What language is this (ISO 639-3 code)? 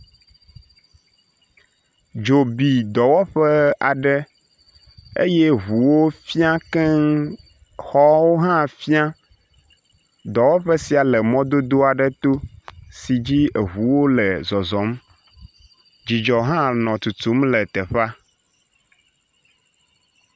ewe